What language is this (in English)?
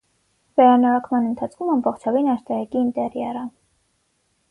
Armenian